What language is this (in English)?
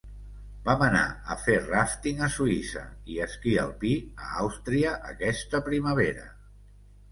Catalan